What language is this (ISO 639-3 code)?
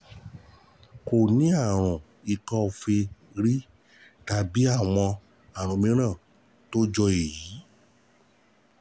yor